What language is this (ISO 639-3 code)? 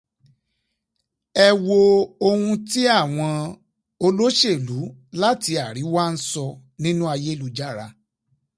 yor